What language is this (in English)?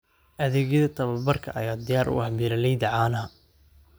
Somali